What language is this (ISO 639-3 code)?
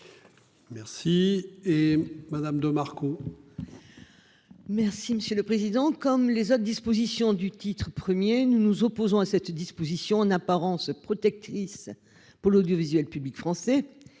fra